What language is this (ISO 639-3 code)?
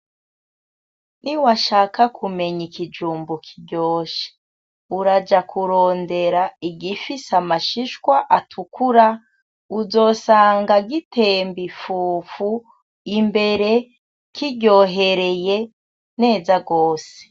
run